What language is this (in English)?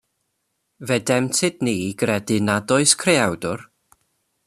Welsh